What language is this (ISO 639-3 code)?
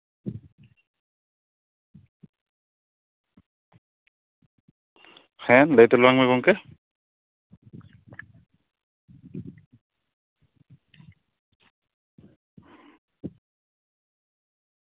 sat